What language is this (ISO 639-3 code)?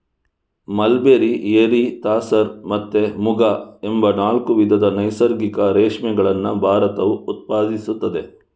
kan